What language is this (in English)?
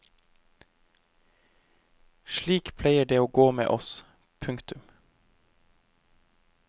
Norwegian